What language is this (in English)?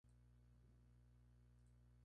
Spanish